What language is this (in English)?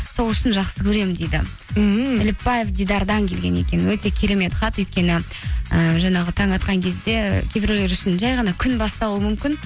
Kazakh